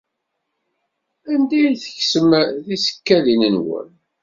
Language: Kabyle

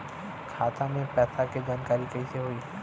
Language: Bhojpuri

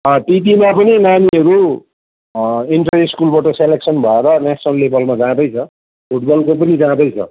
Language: Nepali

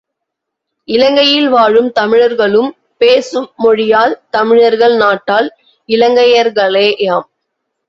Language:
Tamil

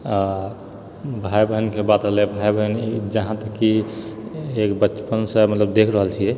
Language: Maithili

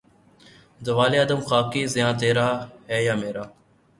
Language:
Urdu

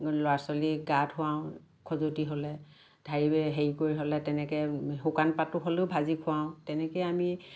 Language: Assamese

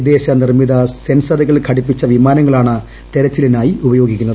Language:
Malayalam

